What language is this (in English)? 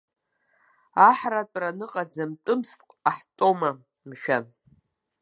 Abkhazian